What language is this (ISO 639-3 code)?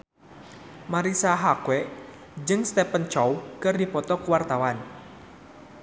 sun